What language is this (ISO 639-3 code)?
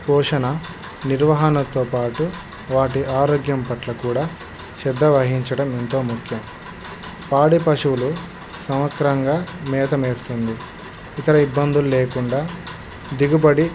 tel